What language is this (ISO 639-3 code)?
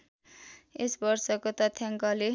nep